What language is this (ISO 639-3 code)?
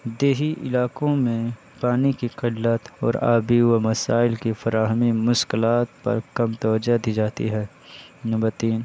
urd